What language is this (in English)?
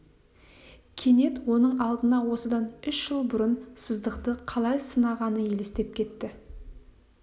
Kazakh